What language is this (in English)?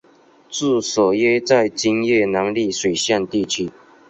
Chinese